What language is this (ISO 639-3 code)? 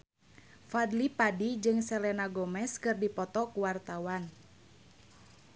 sun